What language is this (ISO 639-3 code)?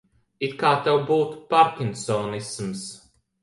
lav